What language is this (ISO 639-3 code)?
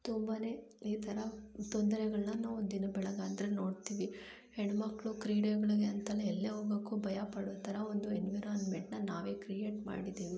kan